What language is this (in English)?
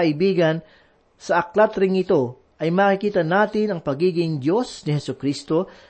Filipino